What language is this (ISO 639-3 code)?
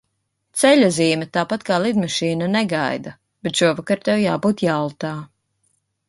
lav